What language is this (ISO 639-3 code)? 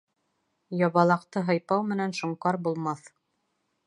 bak